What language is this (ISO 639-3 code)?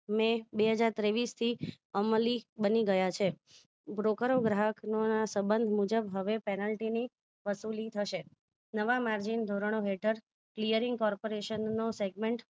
guj